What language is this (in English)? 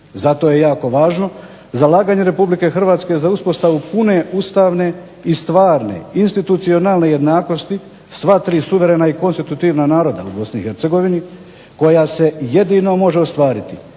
Croatian